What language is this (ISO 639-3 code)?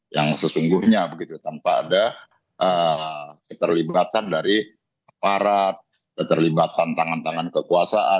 ind